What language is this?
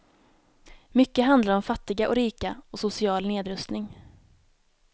Swedish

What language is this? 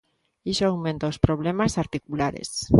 Galician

